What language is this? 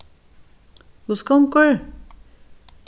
Faroese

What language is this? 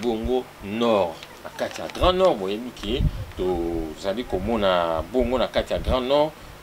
French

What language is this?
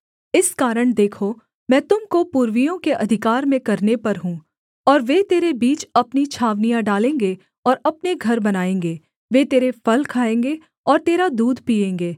Hindi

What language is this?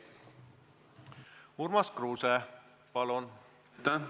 Estonian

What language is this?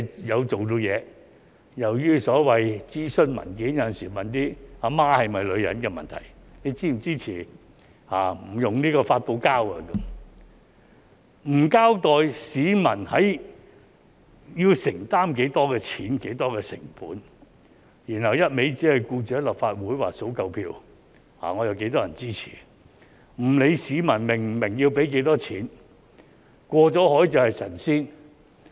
Cantonese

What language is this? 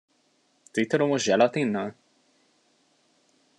Hungarian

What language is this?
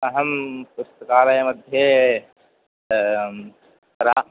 Sanskrit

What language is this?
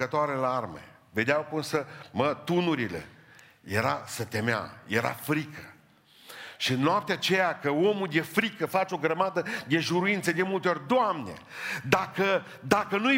Romanian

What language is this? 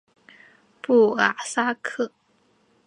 Chinese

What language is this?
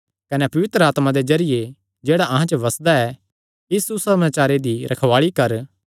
Kangri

